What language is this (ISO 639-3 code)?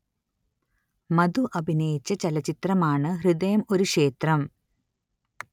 mal